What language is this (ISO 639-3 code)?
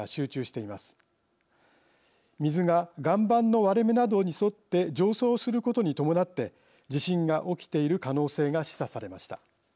jpn